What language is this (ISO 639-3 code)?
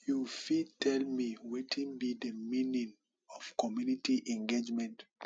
pcm